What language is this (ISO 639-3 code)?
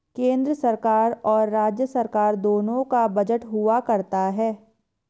hin